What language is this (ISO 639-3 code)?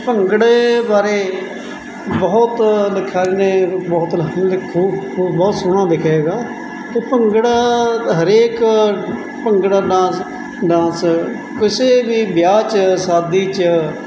pan